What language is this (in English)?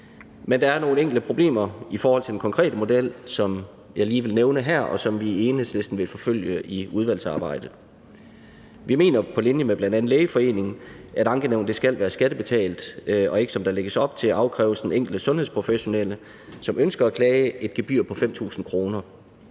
Danish